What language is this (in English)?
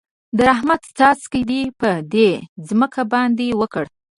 Pashto